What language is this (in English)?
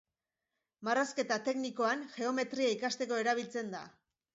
Basque